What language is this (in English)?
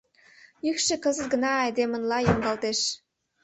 Mari